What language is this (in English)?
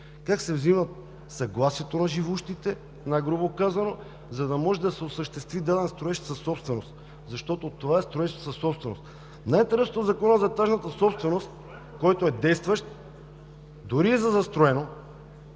Bulgarian